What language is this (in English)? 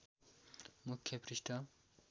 Nepali